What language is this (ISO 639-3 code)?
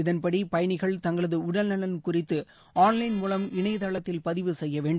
tam